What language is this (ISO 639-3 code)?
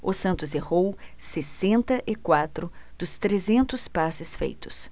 por